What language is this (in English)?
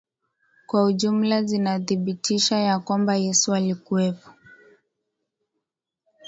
Swahili